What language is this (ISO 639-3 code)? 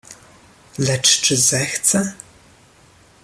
pol